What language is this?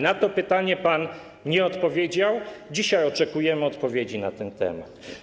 Polish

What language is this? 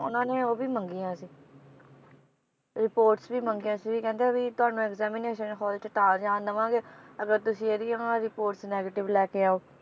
Punjabi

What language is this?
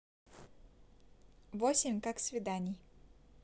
Russian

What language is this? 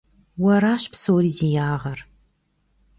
Kabardian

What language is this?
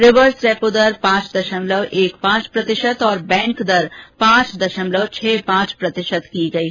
Hindi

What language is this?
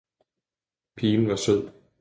Danish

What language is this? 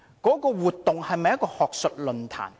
Cantonese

